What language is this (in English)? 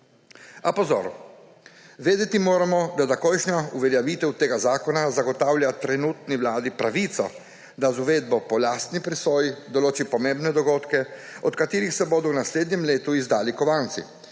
Slovenian